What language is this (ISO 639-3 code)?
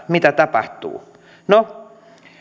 fin